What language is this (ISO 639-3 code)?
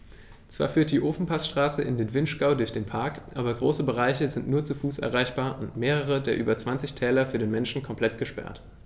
deu